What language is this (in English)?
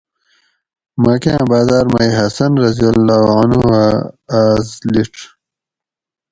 Gawri